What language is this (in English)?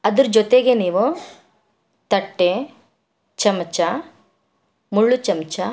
Kannada